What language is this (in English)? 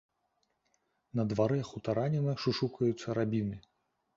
Belarusian